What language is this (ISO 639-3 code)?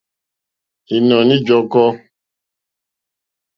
bri